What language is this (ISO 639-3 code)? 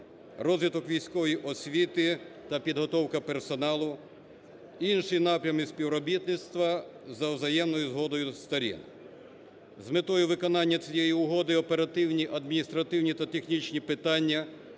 ukr